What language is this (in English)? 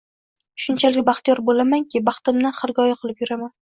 Uzbek